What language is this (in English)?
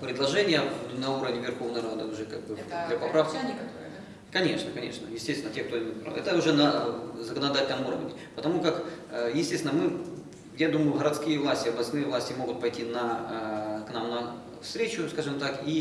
Russian